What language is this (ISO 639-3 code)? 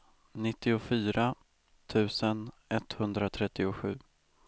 swe